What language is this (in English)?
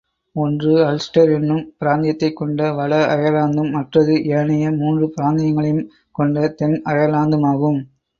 Tamil